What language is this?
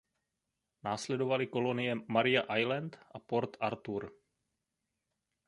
Czech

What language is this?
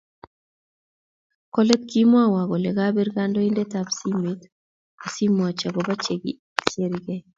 Kalenjin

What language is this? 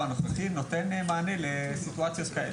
Hebrew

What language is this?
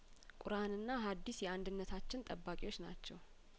Amharic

